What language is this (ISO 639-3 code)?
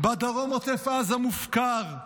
heb